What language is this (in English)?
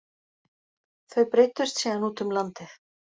Icelandic